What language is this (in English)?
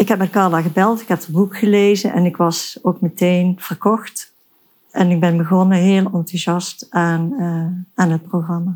Dutch